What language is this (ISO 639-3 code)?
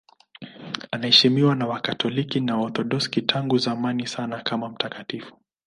swa